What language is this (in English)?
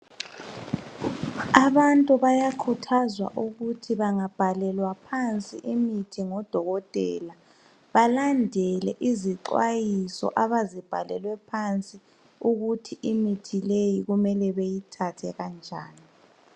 North Ndebele